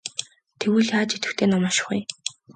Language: Mongolian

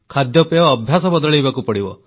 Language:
Odia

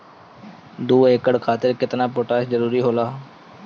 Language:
Bhojpuri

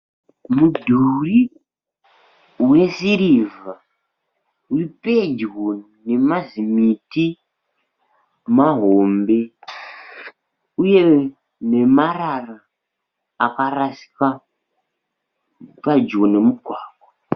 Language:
Shona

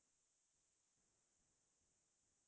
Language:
Assamese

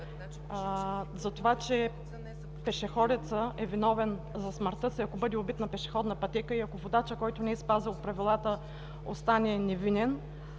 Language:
Bulgarian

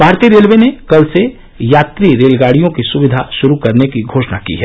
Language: Hindi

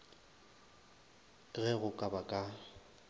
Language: Northern Sotho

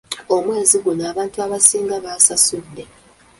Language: Ganda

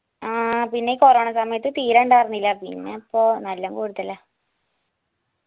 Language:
Malayalam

